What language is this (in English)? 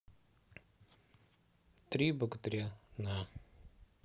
Russian